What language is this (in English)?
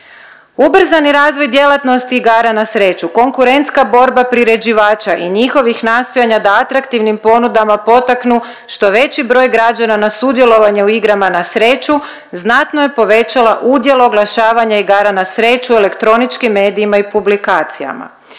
Croatian